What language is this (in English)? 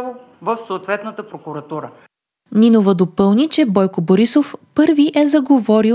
Bulgarian